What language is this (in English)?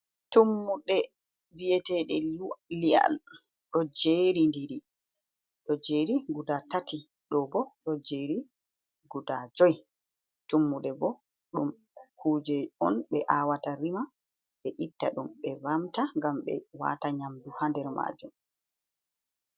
Fula